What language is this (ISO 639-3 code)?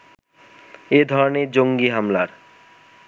ben